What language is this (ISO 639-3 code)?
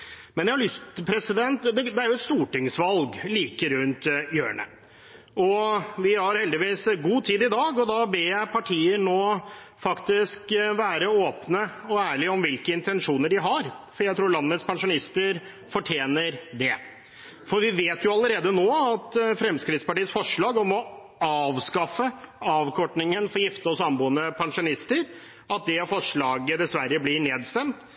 nob